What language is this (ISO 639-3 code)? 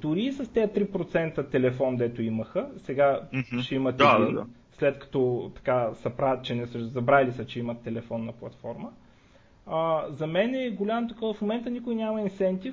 bul